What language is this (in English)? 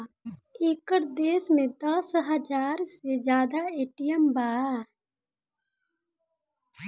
Bhojpuri